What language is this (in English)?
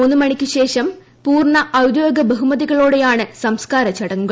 Malayalam